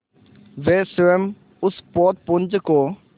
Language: Hindi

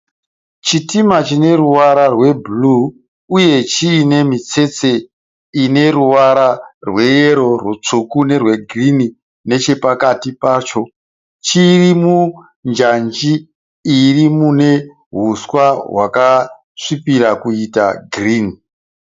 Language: Shona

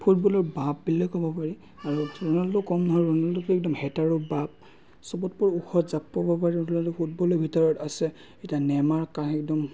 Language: Assamese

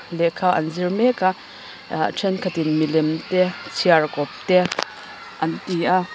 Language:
Mizo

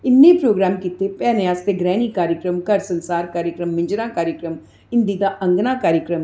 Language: Dogri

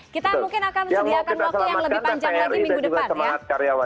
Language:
Indonesian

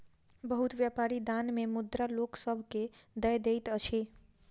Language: Maithili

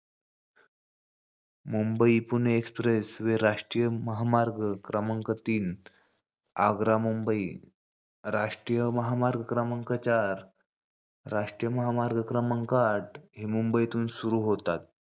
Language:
Marathi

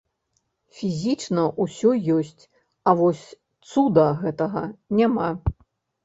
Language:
Belarusian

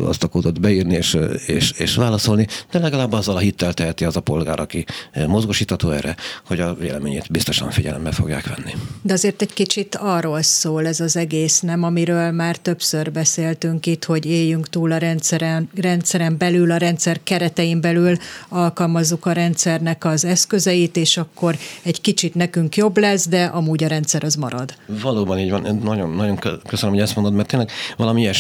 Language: Hungarian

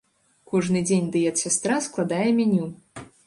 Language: Belarusian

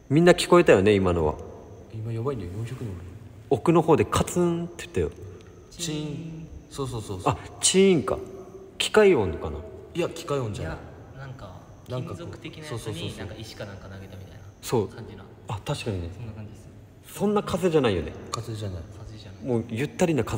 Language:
Japanese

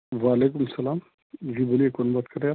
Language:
Urdu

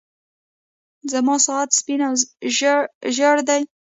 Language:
Pashto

